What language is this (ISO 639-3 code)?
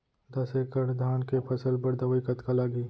hne